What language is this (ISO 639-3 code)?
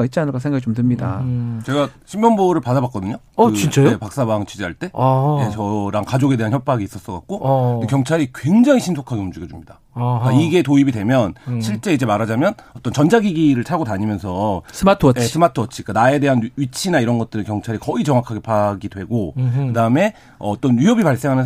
kor